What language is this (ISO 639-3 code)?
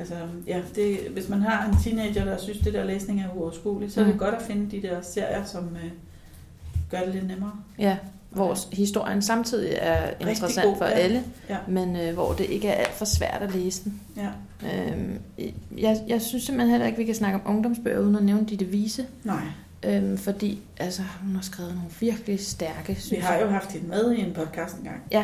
dan